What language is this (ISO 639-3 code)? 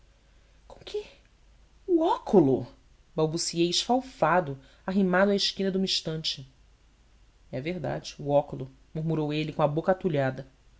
por